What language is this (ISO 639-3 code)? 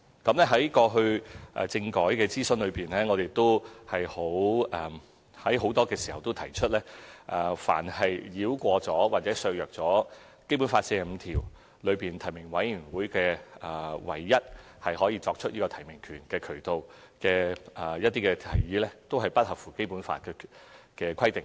yue